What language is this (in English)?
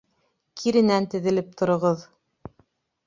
Bashkir